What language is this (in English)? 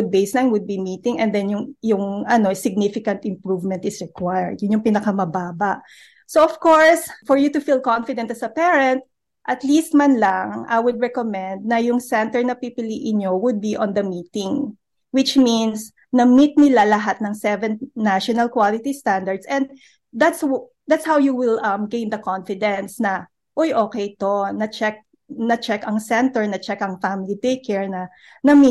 Filipino